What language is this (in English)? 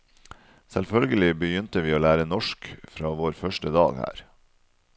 Norwegian